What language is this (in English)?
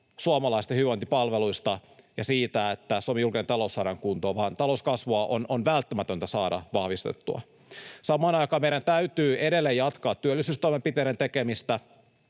Finnish